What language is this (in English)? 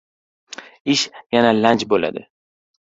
Uzbek